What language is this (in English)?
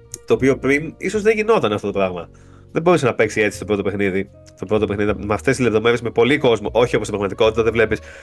Greek